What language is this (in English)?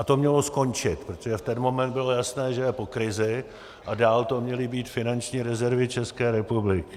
Czech